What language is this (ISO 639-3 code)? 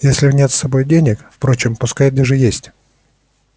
rus